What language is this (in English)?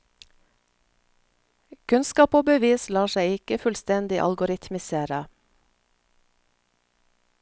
Norwegian